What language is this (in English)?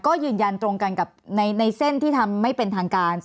Thai